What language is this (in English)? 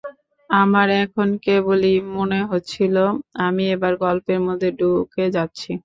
Bangla